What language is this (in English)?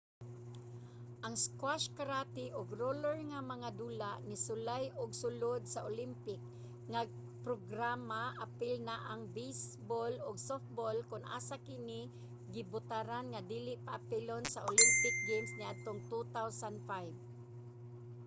Cebuano